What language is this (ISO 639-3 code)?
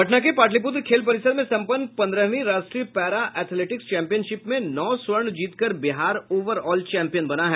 hin